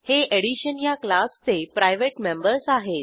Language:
Marathi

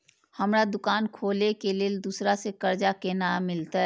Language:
Maithili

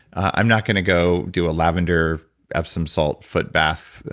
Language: English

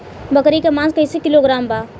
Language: Bhojpuri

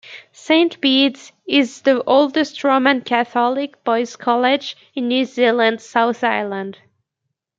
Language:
English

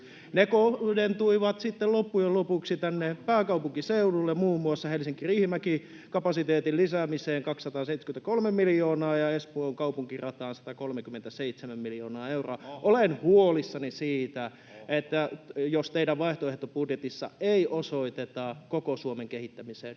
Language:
Finnish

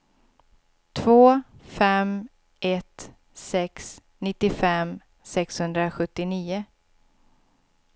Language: Swedish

